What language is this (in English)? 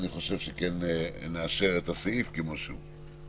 Hebrew